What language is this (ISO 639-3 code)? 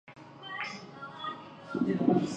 zho